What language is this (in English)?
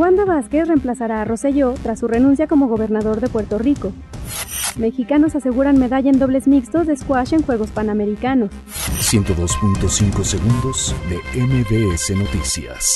Spanish